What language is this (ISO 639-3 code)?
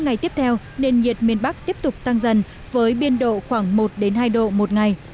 vie